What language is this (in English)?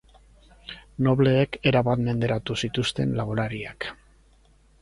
Basque